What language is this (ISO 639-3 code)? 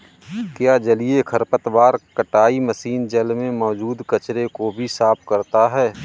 hin